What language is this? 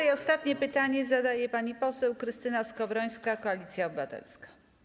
Polish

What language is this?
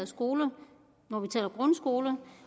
Danish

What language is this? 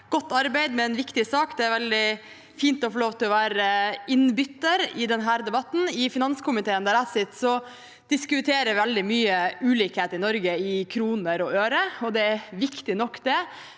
Norwegian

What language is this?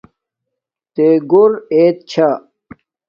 Domaaki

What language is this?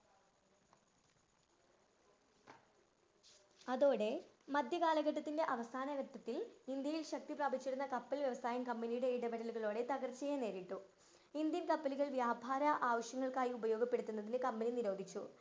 Malayalam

